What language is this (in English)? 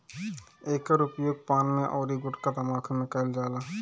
Bhojpuri